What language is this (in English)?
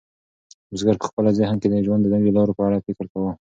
Pashto